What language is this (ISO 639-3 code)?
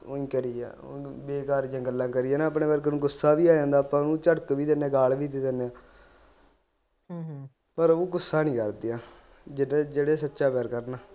pan